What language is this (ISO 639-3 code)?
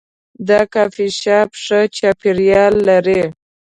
pus